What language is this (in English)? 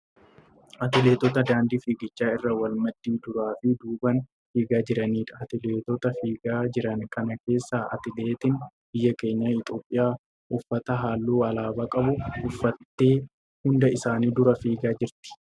Oromo